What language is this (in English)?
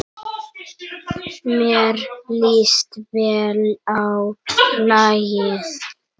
Icelandic